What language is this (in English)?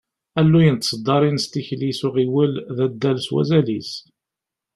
Kabyle